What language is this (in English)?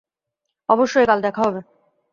Bangla